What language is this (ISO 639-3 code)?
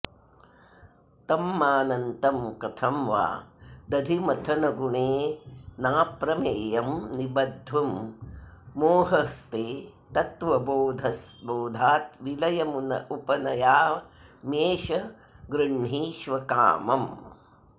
san